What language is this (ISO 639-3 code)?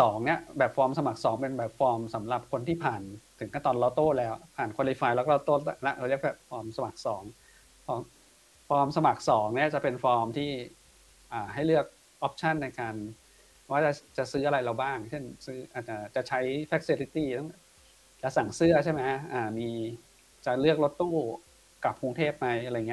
tha